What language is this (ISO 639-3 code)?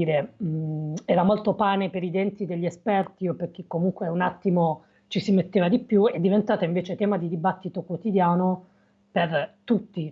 ita